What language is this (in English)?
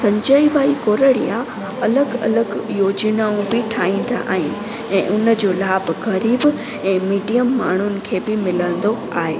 Sindhi